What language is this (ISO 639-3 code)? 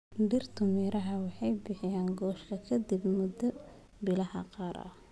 som